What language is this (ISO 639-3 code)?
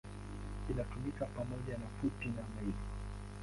swa